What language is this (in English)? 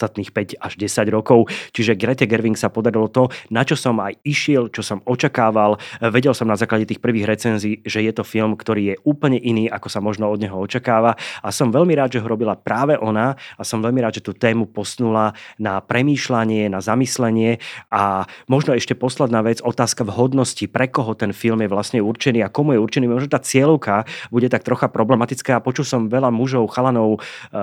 Slovak